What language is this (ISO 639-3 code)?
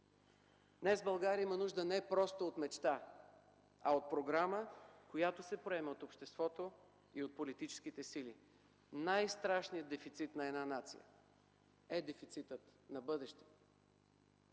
bul